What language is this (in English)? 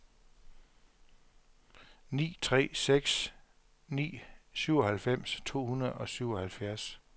Danish